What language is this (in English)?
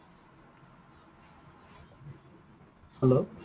Assamese